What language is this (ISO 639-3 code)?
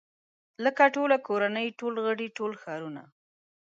pus